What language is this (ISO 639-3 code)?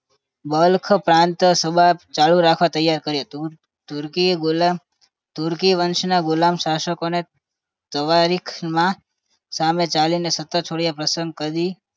guj